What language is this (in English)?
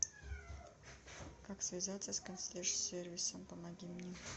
Russian